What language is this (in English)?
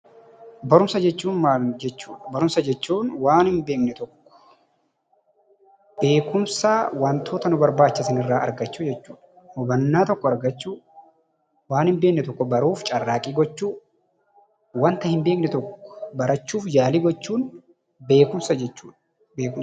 Oromo